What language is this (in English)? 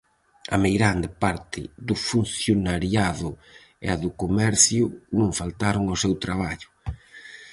Galician